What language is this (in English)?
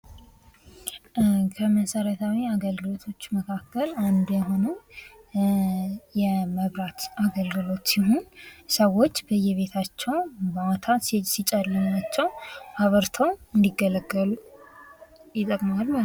Amharic